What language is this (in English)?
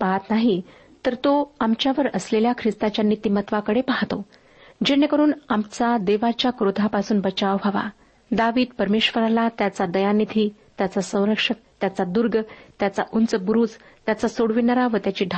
Marathi